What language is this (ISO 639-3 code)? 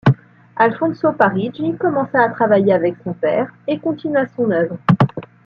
fra